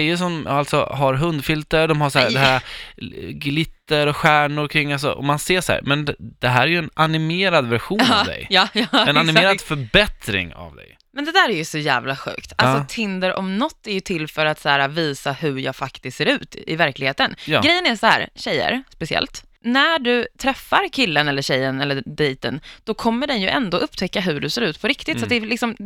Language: Swedish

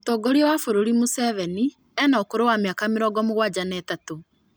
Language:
Kikuyu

